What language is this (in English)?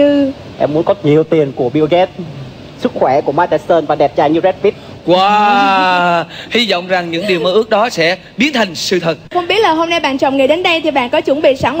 Vietnamese